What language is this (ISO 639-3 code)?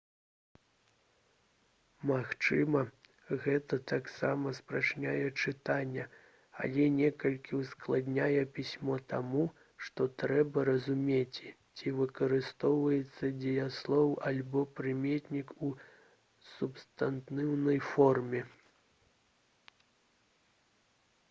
bel